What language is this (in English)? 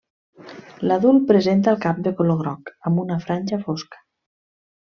Catalan